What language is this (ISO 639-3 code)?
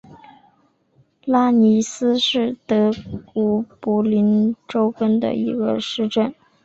zho